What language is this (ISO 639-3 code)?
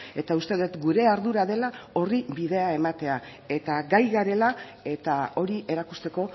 eus